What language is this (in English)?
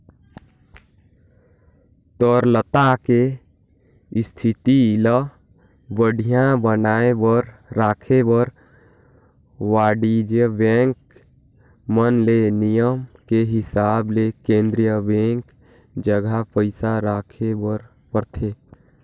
Chhattisgarhi